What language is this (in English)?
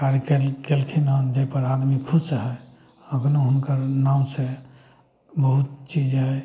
Maithili